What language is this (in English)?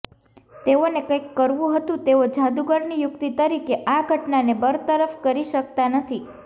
Gujarati